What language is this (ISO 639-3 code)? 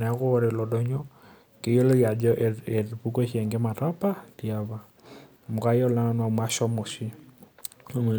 mas